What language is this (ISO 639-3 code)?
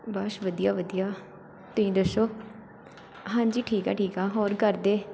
pan